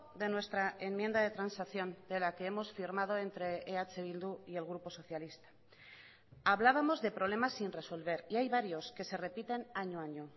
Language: Spanish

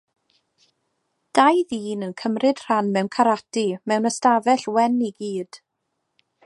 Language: Welsh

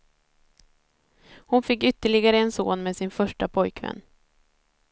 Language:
Swedish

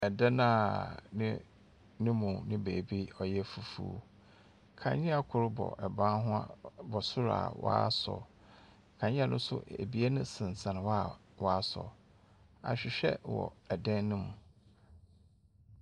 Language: Akan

